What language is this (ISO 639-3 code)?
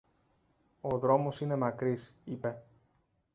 ell